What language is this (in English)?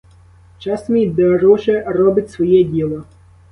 Ukrainian